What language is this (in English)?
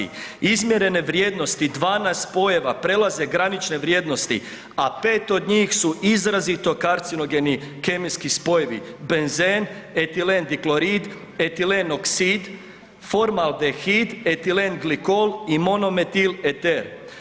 Croatian